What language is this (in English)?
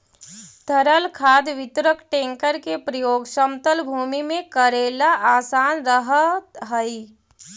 Magahi